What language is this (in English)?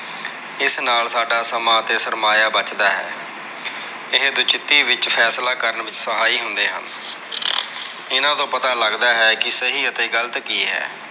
Punjabi